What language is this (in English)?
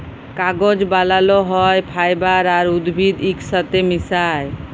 Bangla